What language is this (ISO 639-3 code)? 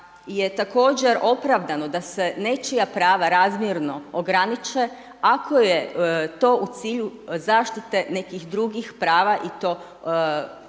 hrv